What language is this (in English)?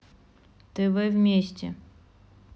Russian